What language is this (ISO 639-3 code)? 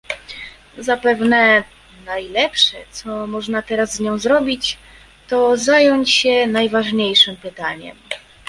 pol